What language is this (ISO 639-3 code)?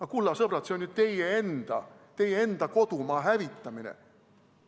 est